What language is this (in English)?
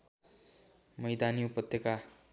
Nepali